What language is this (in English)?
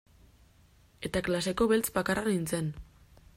Basque